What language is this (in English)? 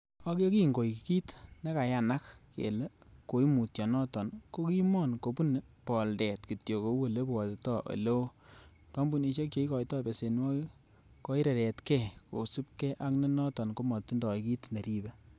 Kalenjin